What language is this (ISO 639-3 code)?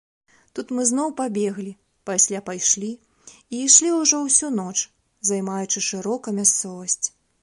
bel